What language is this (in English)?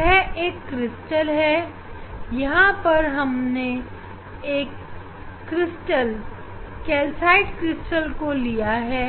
Hindi